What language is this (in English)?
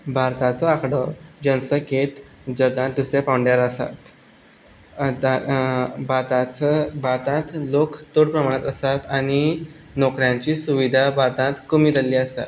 Konkani